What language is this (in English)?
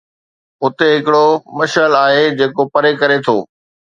Sindhi